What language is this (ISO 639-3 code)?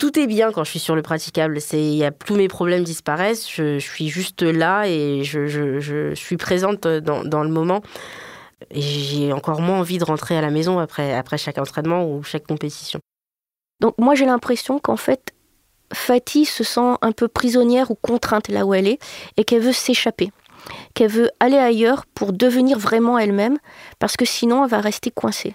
fra